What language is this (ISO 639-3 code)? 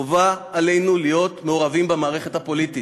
heb